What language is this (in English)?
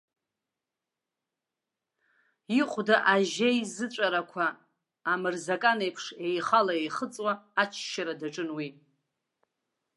Abkhazian